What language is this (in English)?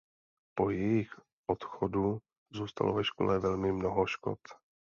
Czech